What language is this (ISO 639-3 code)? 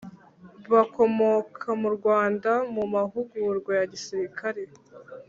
kin